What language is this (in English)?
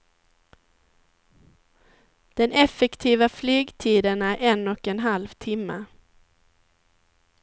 Swedish